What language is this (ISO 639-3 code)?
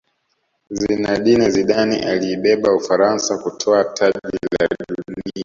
swa